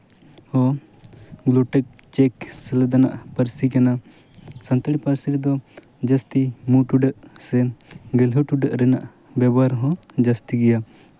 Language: Santali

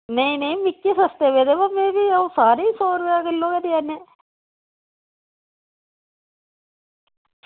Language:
Dogri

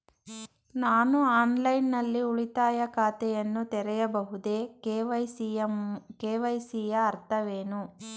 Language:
Kannada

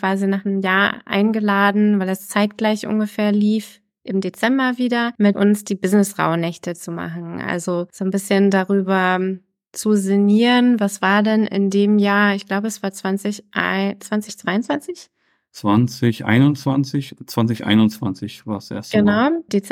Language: German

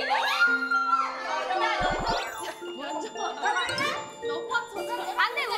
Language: Korean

